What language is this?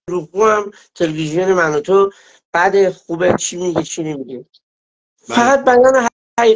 Persian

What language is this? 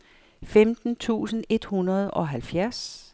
Danish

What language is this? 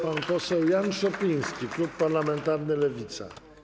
Polish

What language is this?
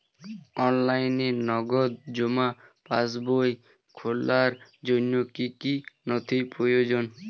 Bangla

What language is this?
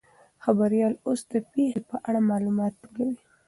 Pashto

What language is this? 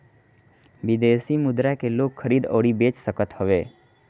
Bhojpuri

